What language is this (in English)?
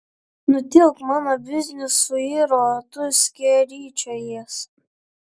Lithuanian